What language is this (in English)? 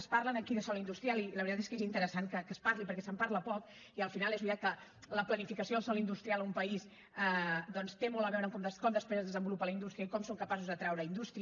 Catalan